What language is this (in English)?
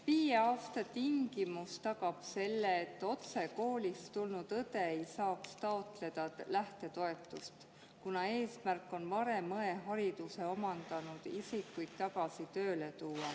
Estonian